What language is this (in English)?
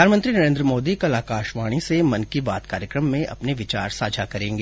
Hindi